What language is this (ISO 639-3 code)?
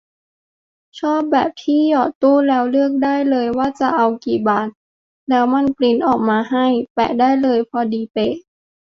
tha